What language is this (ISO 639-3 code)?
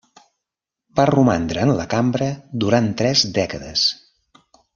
cat